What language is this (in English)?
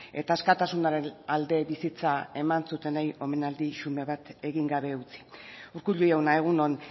Basque